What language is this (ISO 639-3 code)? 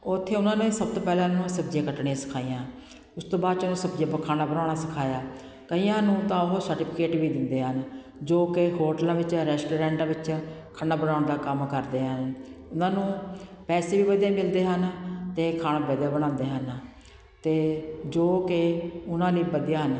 pan